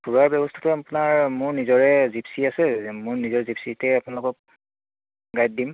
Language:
Assamese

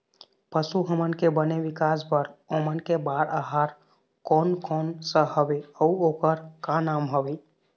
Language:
Chhattisgarhi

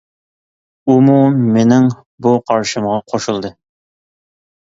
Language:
Uyghur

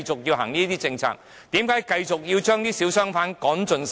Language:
Cantonese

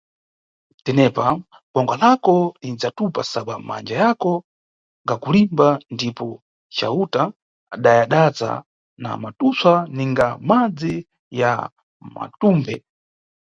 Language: Nyungwe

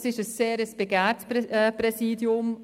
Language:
Swiss German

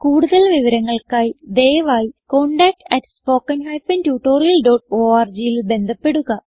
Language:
Malayalam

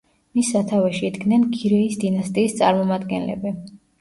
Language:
Georgian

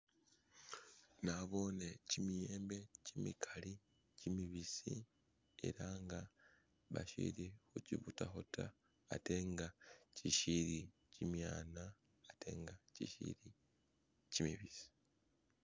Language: Masaaba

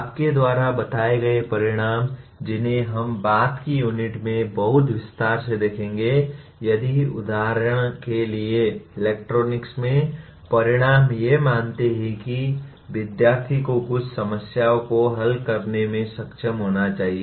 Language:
Hindi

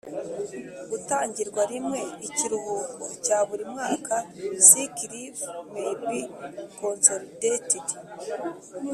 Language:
Kinyarwanda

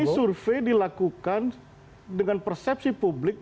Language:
Indonesian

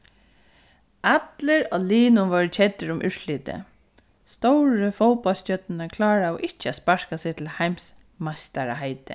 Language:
Faroese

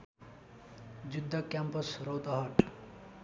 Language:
Nepali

